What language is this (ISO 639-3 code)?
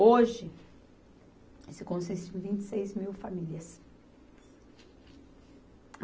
por